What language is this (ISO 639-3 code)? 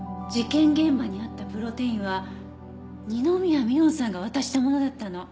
jpn